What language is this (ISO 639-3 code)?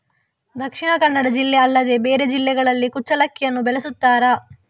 kan